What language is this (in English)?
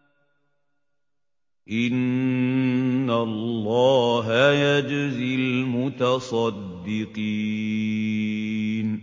Arabic